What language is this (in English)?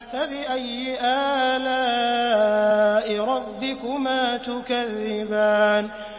Arabic